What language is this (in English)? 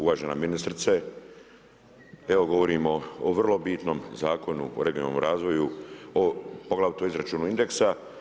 Croatian